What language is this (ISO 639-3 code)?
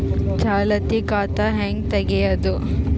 kan